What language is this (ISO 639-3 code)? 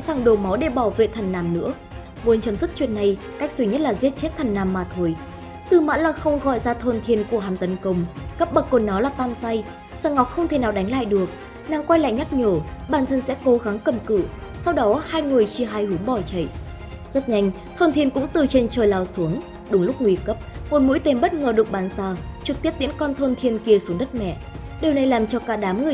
vie